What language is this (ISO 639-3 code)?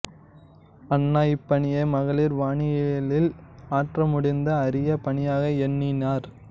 tam